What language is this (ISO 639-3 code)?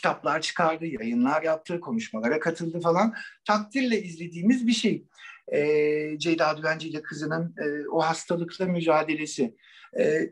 tur